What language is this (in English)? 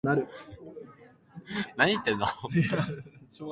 Japanese